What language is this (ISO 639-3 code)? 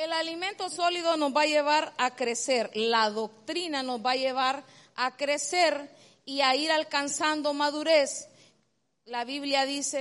spa